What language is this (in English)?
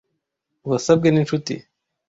Kinyarwanda